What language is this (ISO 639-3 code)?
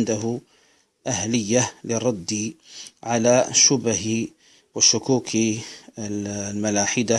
ara